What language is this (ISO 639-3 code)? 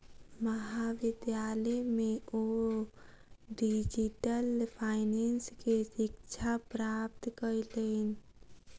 mai